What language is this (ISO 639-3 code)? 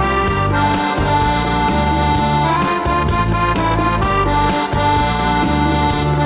rus